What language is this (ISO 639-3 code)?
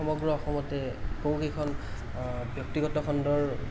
asm